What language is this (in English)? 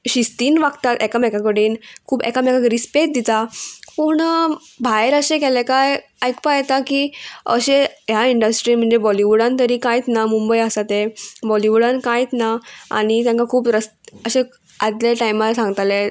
Konkani